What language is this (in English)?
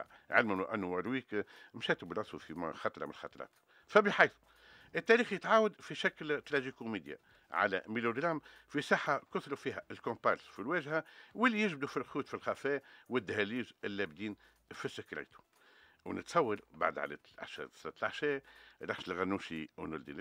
Arabic